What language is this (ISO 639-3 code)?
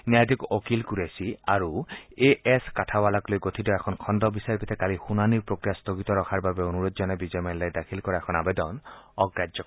asm